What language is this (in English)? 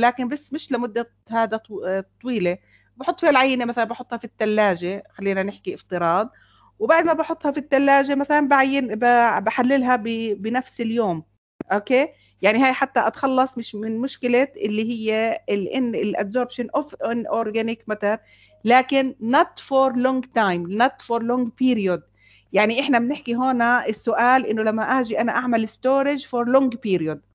Arabic